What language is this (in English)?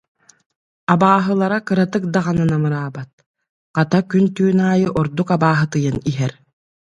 Yakut